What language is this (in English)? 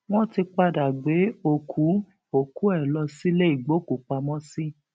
Yoruba